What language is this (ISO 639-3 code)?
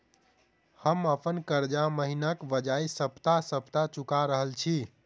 mai